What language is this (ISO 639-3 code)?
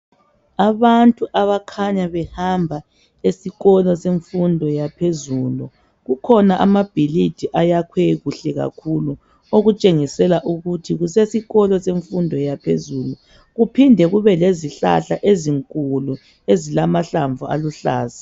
nde